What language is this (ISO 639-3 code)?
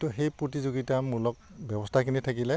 asm